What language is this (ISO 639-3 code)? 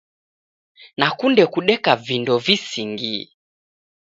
dav